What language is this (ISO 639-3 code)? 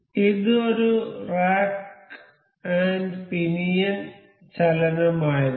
mal